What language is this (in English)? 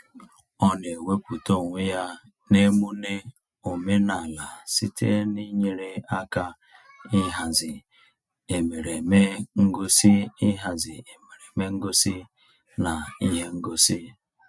Igbo